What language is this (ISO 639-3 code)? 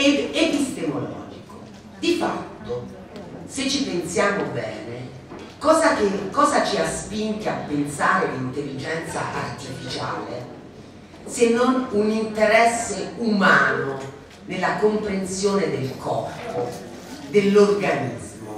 ita